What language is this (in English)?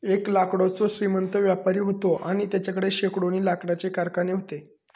Marathi